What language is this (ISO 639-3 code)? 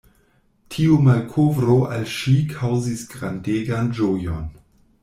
epo